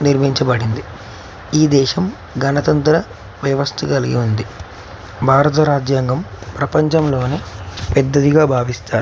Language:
Telugu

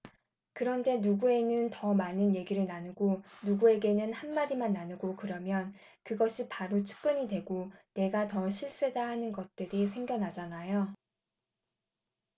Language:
Korean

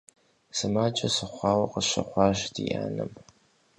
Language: Kabardian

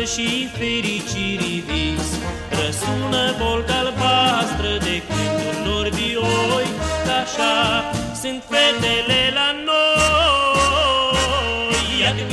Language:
Romanian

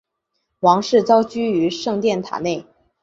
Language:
Chinese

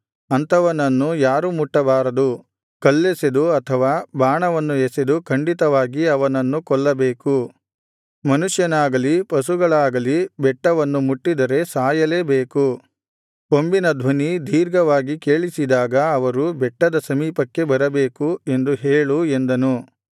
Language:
Kannada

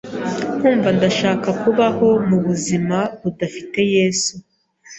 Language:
Kinyarwanda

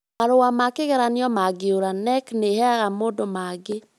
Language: Kikuyu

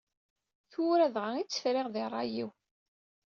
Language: Kabyle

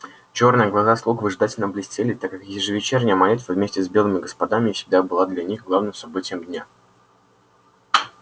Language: Russian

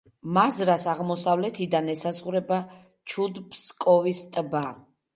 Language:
Georgian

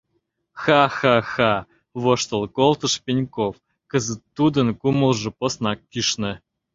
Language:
Mari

